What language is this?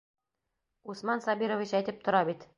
Bashkir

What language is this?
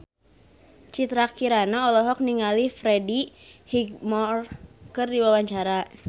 Sundanese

